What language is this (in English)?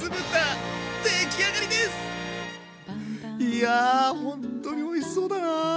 Japanese